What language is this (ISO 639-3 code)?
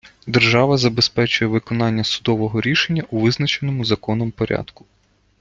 ukr